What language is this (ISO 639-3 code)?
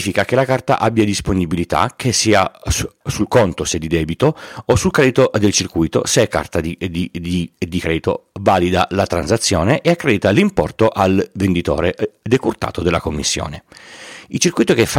ita